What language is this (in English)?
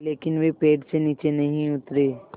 Hindi